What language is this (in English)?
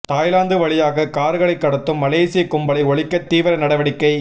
Tamil